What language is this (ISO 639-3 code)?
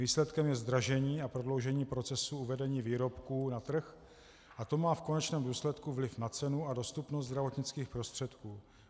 ces